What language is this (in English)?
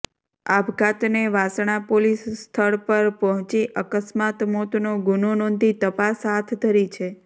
Gujarati